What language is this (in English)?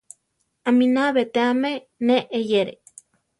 Central Tarahumara